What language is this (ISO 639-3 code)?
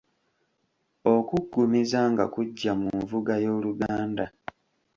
lug